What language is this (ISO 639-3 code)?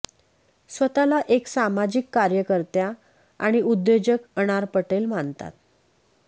mar